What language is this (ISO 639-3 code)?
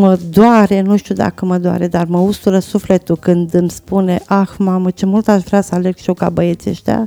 ron